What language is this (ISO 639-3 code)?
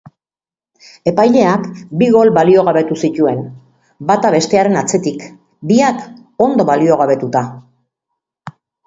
eus